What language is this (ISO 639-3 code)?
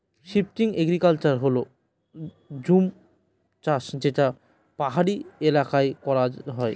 ben